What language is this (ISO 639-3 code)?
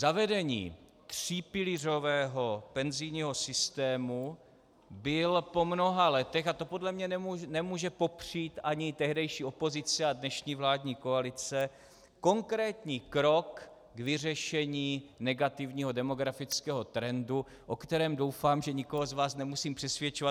ces